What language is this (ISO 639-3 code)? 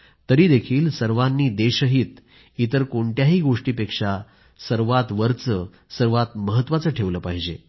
mar